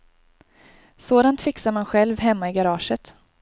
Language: Swedish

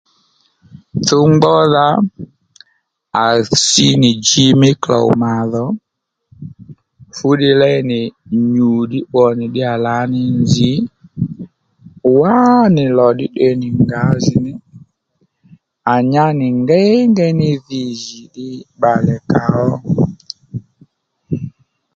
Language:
Lendu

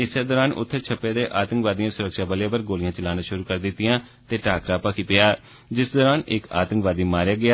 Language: Dogri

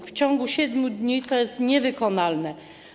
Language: Polish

